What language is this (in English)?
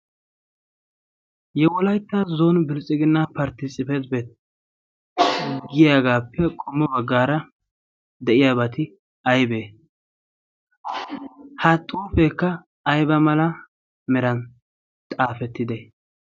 Wolaytta